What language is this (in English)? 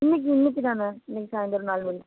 Tamil